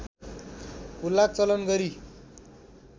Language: Nepali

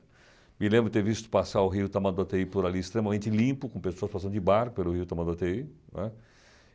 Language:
Portuguese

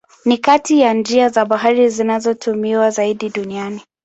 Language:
Swahili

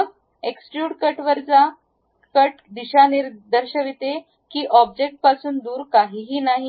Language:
Marathi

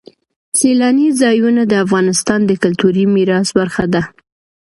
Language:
Pashto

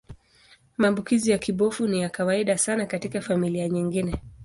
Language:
Swahili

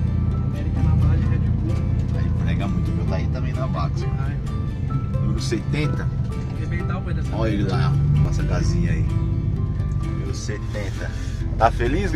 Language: Portuguese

